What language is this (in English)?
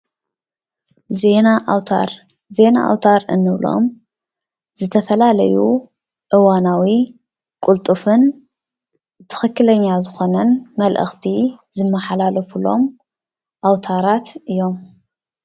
Tigrinya